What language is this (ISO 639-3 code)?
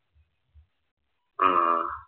mal